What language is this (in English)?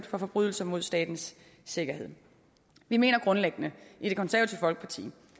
Danish